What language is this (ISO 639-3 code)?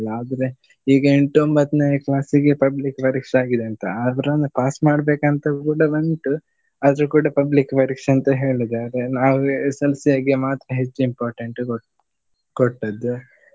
kan